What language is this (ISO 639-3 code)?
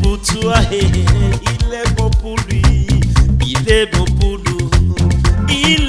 ron